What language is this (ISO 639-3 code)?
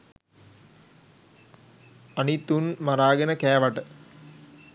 sin